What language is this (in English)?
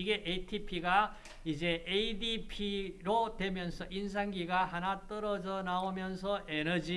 Korean